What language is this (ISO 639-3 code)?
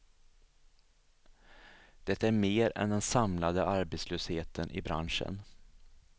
swe